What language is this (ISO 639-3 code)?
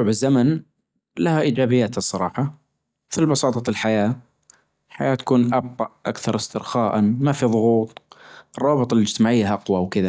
ars